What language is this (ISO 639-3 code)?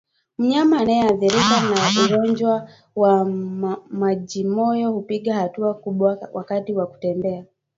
swa